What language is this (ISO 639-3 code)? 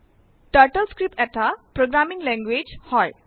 asm